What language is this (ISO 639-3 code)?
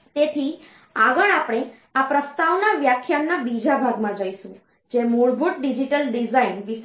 guj